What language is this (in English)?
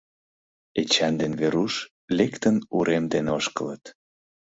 Mari